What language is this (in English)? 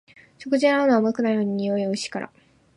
Japanese